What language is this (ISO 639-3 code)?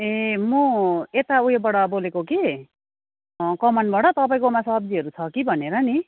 nep